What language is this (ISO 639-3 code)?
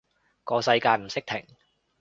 yue